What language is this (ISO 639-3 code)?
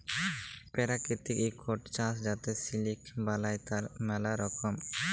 ben